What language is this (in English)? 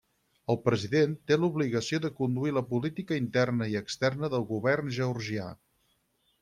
Catalan